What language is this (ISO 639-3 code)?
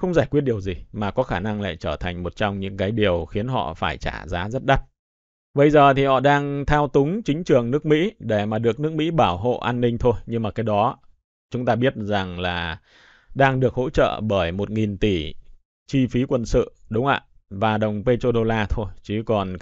vie